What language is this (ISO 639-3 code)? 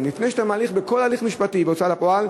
heb